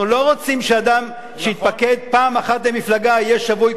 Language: Hebrew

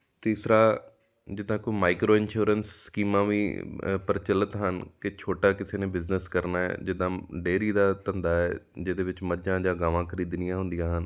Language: Punjabi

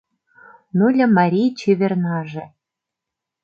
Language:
Mari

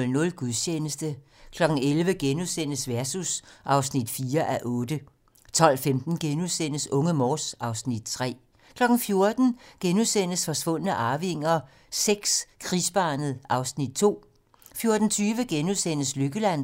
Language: Danish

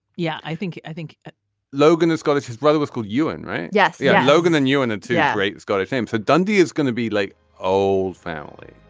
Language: English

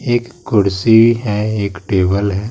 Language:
Hindi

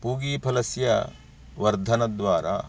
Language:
Sanskrit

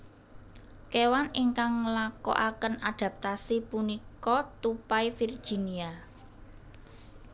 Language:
Javanese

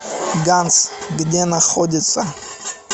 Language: Russian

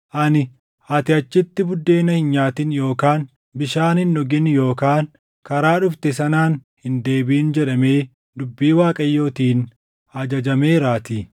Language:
Oromo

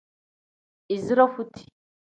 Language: Tem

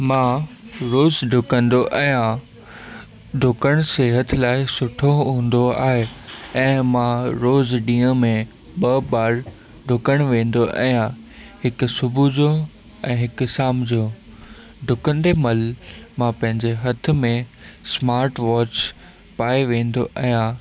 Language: Sindhi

